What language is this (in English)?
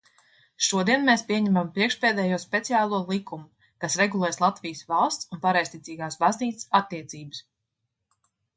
Latvian